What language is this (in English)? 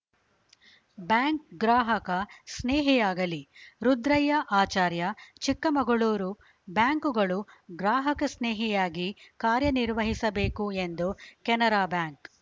Kannada